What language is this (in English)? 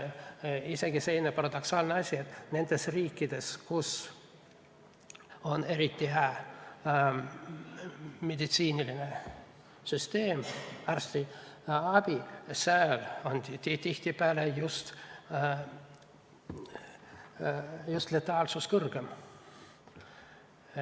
Estonian